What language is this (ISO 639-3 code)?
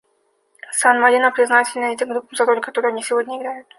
rus